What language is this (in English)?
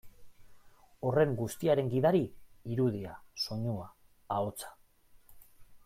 Basque